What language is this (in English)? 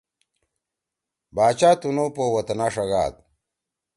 Torwali